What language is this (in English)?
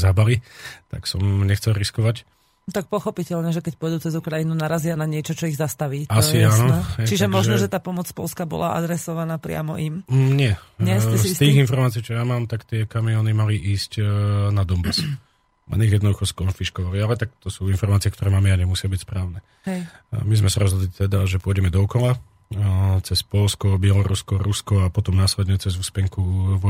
Slovak